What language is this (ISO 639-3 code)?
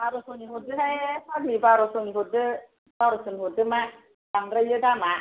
brx